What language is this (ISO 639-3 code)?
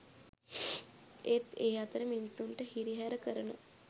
sin